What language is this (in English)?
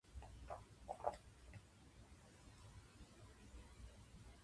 Japanese